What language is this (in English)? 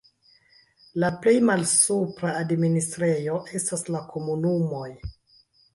Esperanto